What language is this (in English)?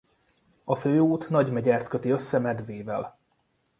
Hungarian